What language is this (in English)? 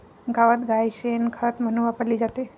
Marathi